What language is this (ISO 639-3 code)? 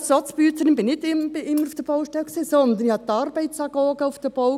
gsw